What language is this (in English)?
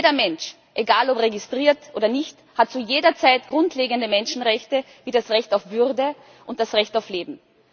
German